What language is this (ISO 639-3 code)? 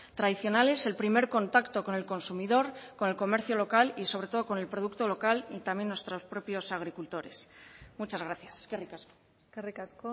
spa